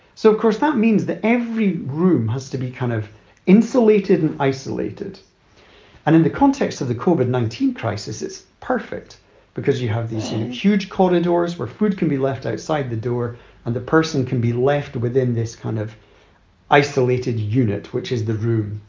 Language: English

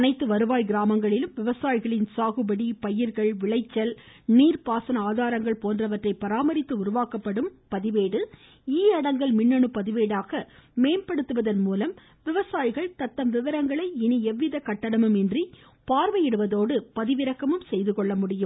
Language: Tamil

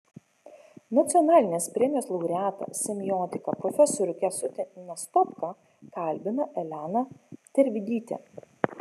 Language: Lithuanian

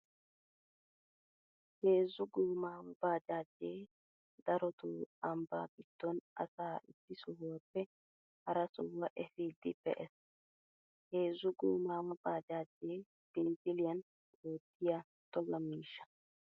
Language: Wolaytta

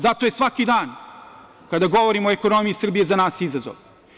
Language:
Serbian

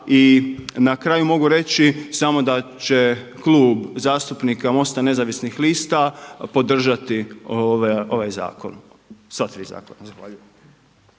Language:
Croatian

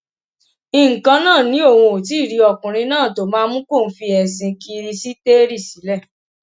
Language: Yoruba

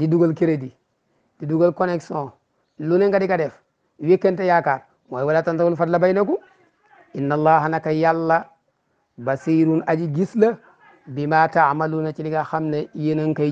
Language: Indonesian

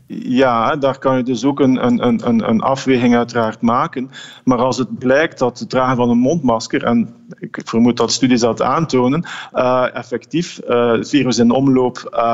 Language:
Dutch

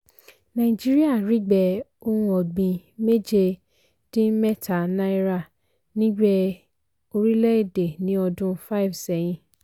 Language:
Yoruba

